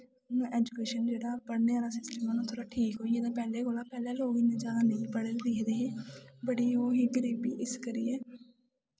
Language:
Dogri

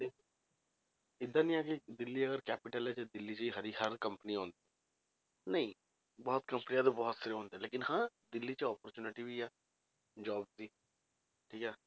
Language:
Punjabi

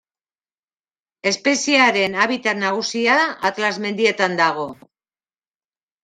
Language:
Basque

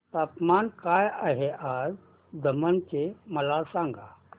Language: Marathi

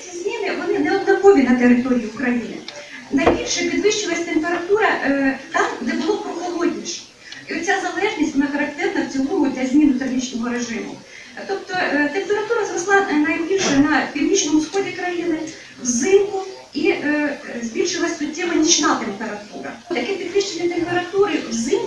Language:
Ukrainian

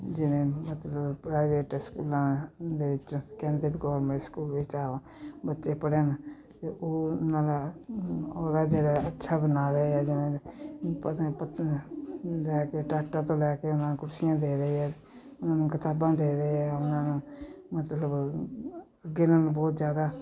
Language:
Punjabi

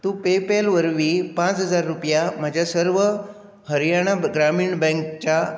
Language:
Konkani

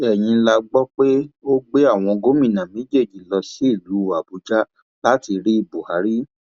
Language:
Yoruba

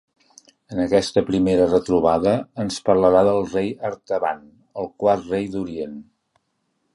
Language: Catalan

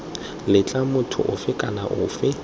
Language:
Tswana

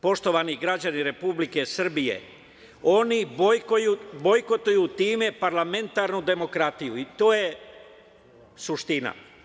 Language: Serbian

